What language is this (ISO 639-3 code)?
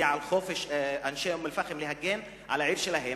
heb